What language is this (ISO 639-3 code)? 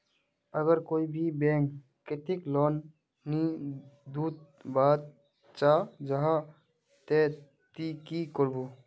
mag